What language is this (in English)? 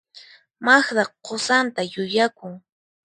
Puno Quechua